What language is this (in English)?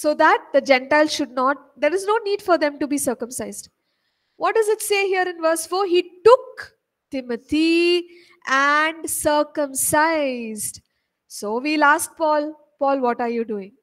English